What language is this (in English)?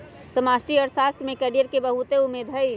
Magahi